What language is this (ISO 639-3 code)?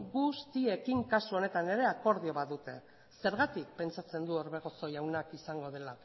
eus